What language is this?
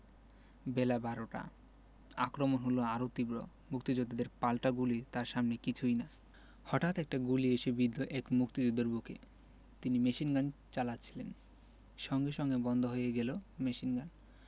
Bangla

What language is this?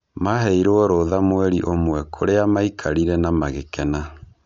Kikuyu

